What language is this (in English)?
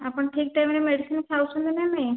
Odia